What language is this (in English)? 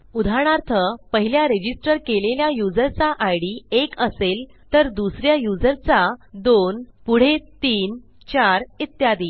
Marathi